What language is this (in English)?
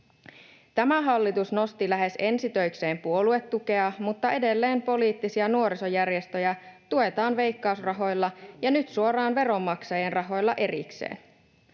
Finnish